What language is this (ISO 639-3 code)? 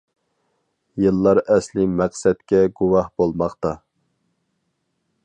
uig